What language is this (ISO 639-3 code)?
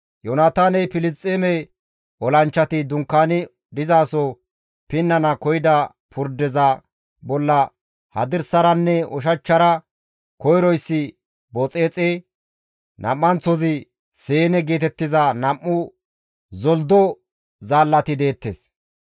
gmv